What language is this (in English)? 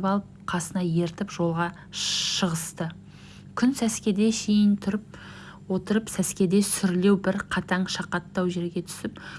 Turkish